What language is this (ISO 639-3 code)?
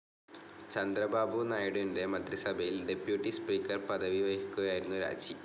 mal